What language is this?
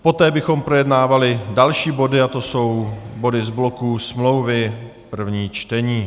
Czech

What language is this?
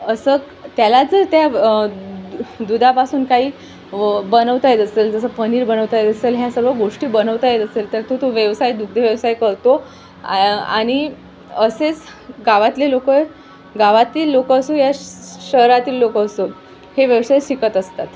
Marathi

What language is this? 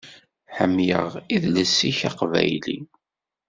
Kabyle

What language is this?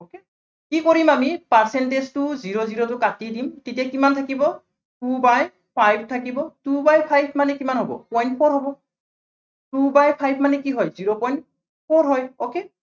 Assamese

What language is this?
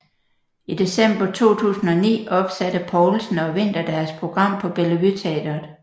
Danish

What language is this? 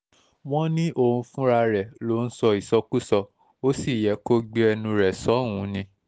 Yoruba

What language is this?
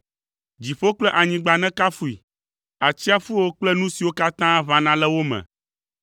Ewe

